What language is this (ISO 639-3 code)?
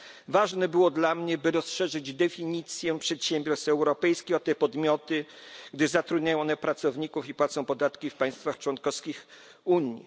pol